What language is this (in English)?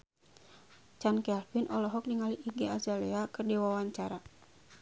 Sundanese